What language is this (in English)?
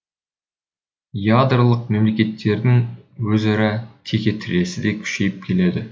Kazakh